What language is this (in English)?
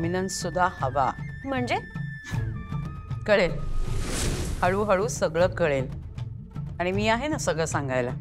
Marathi